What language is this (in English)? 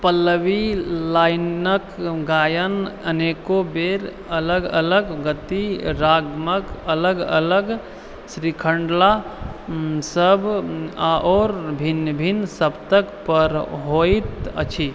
Maithili